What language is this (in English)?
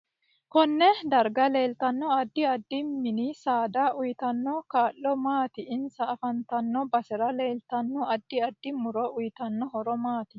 Sidamo